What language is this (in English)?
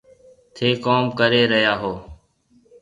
Marwari (Pakistan)